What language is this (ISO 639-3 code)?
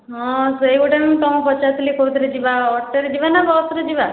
ori